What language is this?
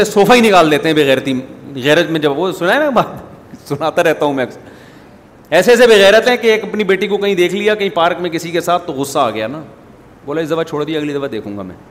Urdu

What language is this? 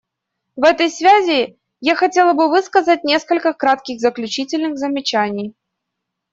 Russian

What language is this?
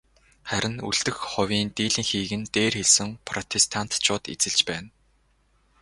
Mongolian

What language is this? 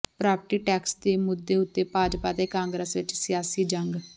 Punjabi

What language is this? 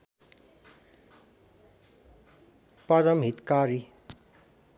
Nepali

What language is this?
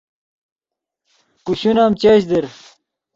Yidgha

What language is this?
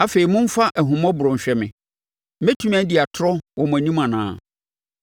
Akan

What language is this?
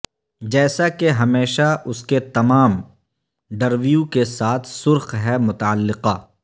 Urdu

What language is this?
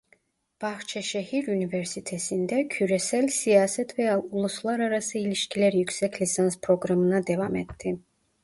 Turkish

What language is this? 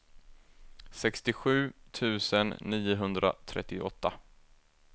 Swedish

